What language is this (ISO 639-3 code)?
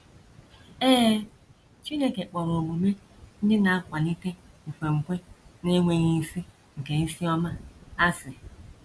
ibo